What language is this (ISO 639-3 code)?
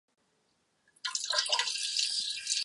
ces